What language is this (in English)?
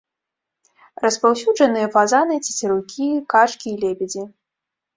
Belarusian